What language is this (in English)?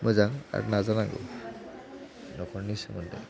Bodo